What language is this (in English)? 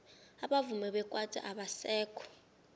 South Ndebele